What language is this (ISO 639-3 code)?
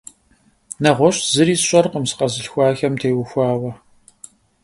kbd